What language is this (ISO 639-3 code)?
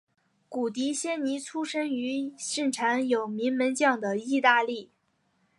zho